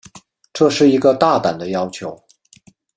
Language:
Chinese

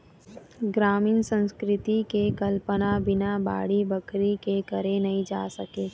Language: Chhattisgarhi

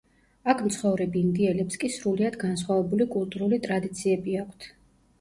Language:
Georgian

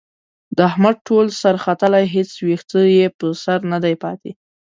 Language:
Pashto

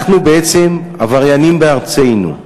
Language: Hebrew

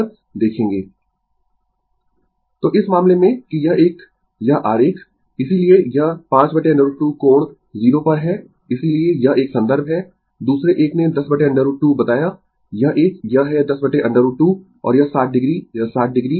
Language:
Hindi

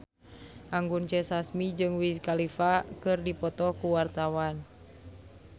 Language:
Sundanese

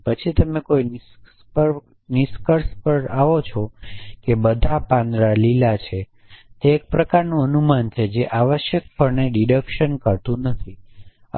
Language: Gujarati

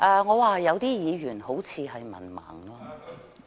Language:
Cantonese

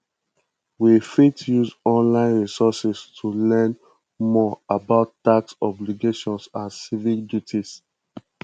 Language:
Nigerian Pidgin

